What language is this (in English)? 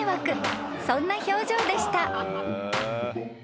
Japanese